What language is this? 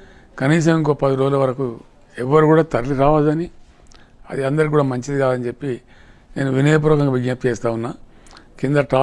Romanian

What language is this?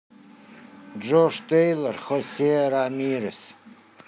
Russian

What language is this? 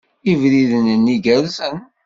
Kabyle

